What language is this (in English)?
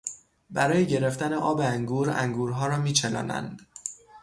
Persian